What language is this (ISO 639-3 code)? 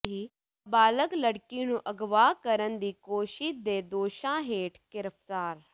pan